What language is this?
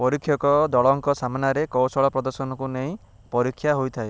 Odia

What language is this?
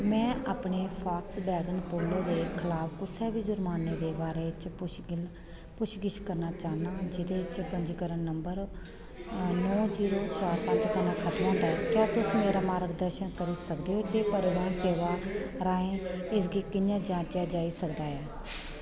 Dogri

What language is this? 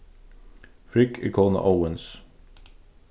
Faroese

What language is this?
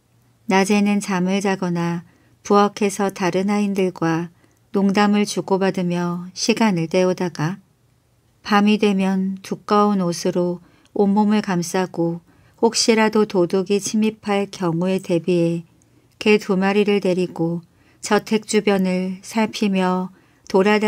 Korean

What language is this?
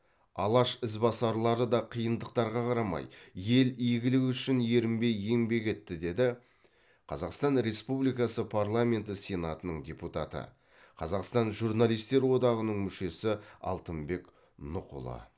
Kazakh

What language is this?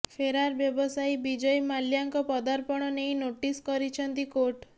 Odia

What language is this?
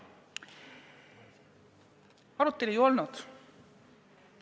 Estonian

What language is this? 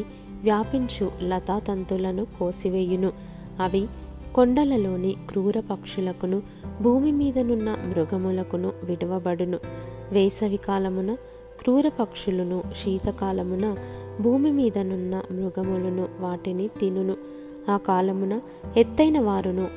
Telugu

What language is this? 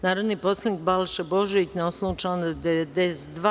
Serbian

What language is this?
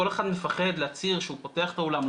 Hebrew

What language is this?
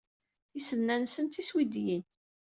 Kabyle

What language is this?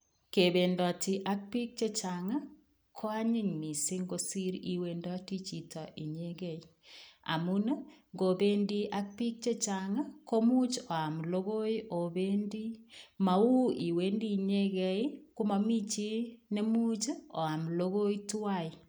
Kalenjin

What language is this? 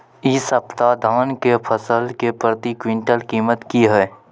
Maithili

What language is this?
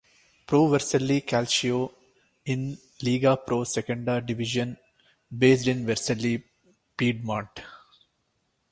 English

